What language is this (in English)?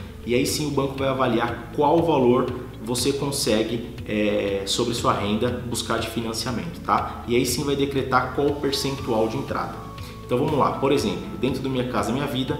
Portuguese